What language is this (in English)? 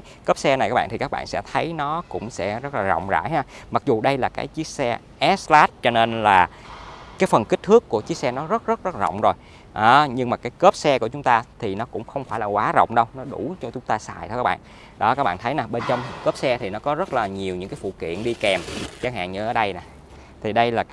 Vietnamese